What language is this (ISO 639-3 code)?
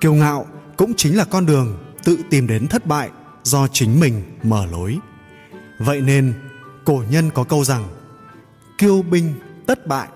vie